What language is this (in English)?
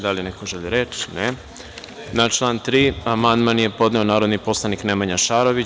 Serbian